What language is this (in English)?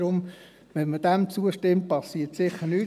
Swiss German